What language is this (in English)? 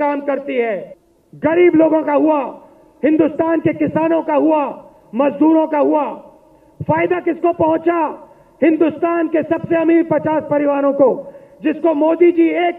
Hindi